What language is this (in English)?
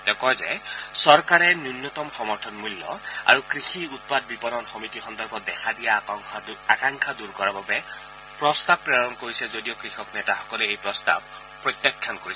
Assamese